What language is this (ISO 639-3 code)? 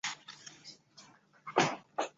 zho